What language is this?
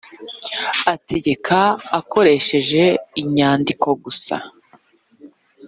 Kinyarwanda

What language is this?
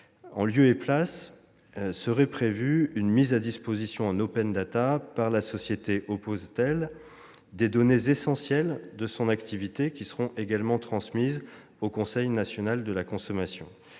French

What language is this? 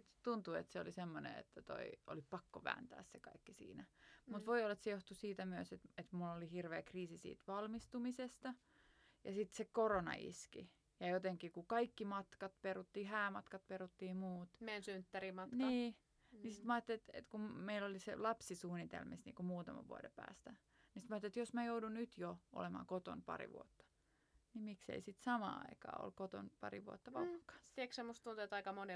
Finnish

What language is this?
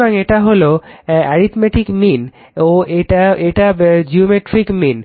Bangla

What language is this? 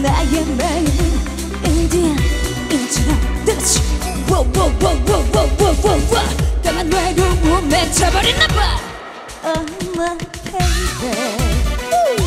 Korean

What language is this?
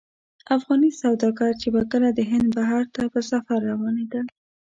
Pashto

